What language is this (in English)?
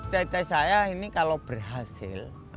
Indonesian